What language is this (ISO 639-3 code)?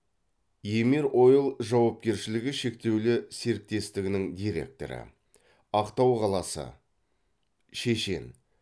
kaz